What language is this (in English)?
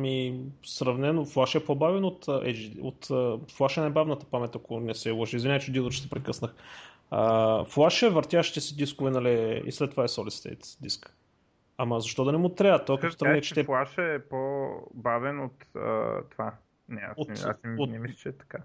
Bulgarian